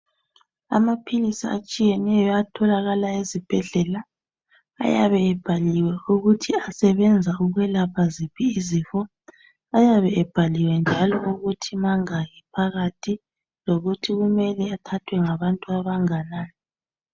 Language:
North Ndebele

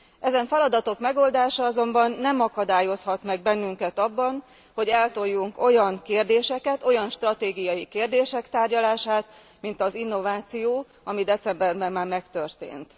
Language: Hungarian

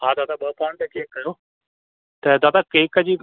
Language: Sindhi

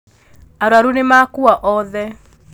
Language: Kikuyu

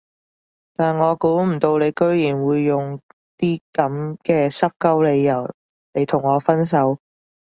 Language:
Cantonese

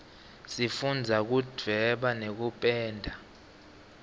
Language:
Swati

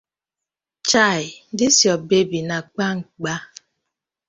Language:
Nigerian Pidgin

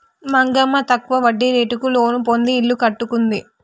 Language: Telugu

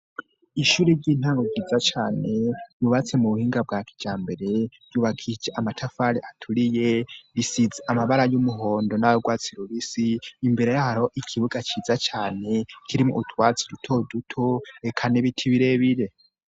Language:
Rundi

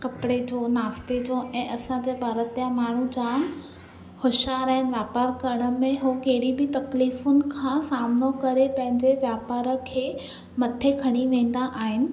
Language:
Sindhi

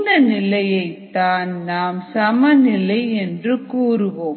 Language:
Tamil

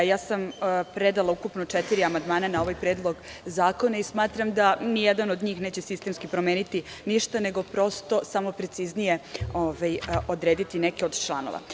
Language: Serbian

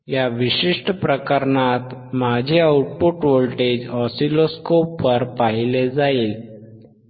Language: Marathi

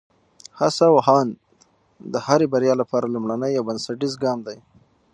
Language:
Pashto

